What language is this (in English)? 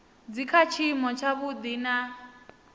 Venda